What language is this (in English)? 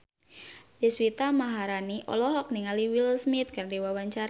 Sundanese